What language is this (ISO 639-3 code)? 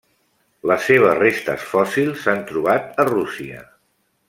cat